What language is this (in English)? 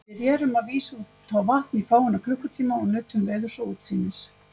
Icelandic